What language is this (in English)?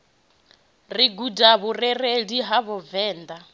Venda